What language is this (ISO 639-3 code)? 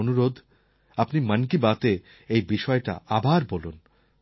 ben